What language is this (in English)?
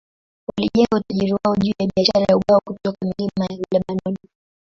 Swahili